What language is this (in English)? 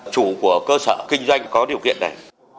Vietnamese